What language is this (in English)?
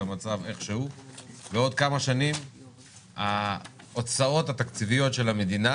Hebrew